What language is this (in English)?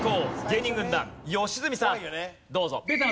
Japanese